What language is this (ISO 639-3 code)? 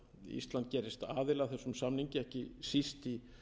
isl